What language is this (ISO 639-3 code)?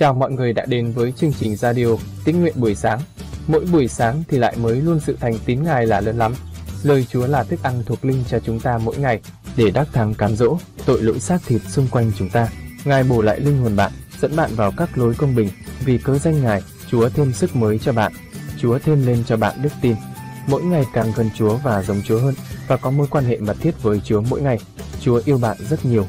vie